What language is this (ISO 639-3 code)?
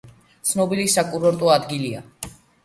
kat